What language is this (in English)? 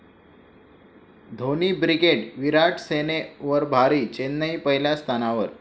Marathi